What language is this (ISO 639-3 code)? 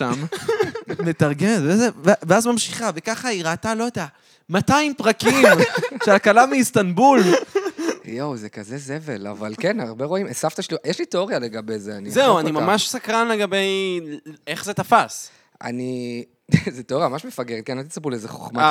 heb